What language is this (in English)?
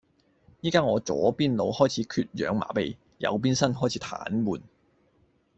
Cantonese